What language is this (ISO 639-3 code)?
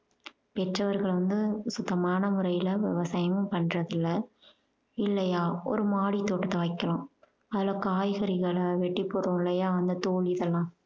tam